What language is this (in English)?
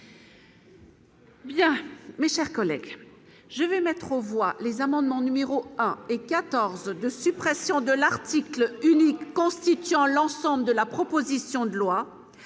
French